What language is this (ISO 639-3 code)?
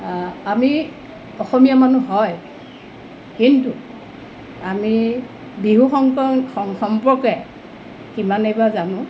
asm